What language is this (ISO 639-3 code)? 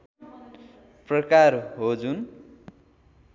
nep